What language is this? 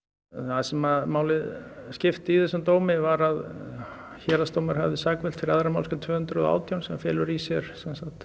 Icelandic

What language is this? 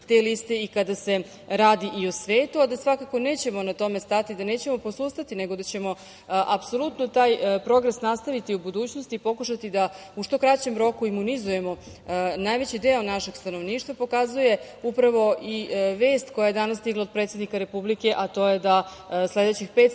Serbian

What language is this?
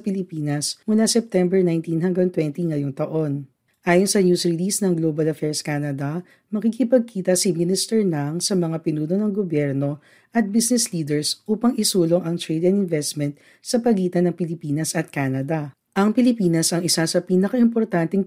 Filipino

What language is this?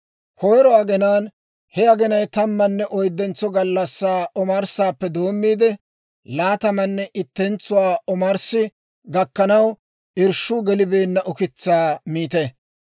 Dawro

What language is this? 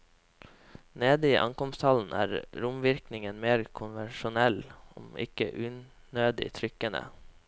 Norwegian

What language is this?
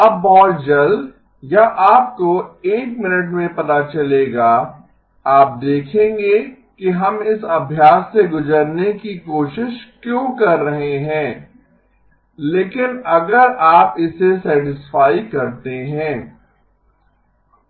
Hindi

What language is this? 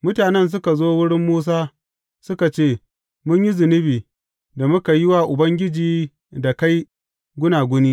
Hausa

